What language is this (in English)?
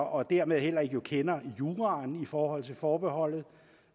Danish